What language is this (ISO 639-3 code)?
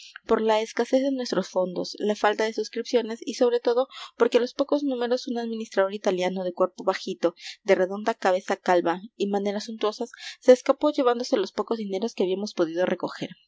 spa